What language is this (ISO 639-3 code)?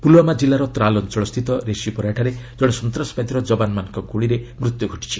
ori